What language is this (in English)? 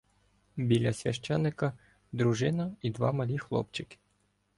Ukrainian